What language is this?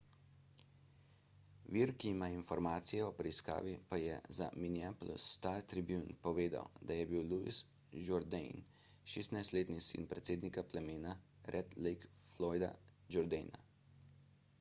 Slovenian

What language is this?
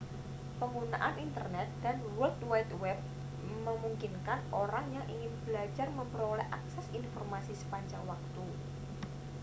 Indonesian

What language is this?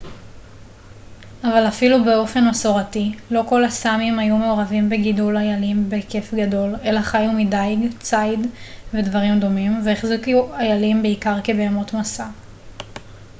Hebrew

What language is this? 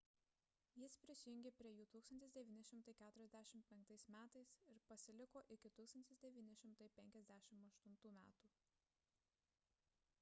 Lithuanian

